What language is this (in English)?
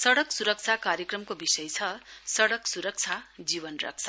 Nepali